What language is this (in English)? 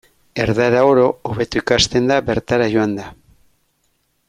Basque